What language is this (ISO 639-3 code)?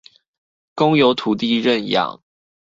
zho